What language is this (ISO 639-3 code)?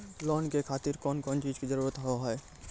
mai